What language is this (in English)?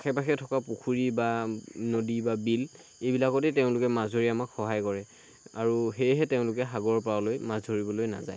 Assamese